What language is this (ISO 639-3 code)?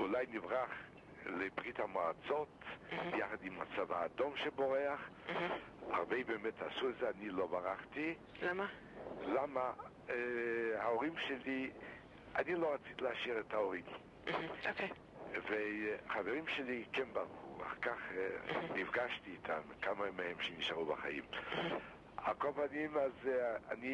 heb